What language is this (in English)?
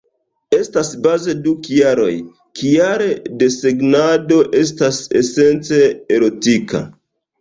Esperanto